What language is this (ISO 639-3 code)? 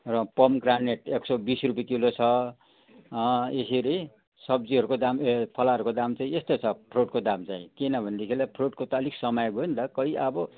nep